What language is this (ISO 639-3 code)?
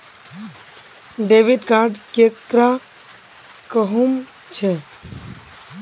mag